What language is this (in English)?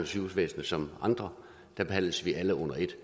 Danish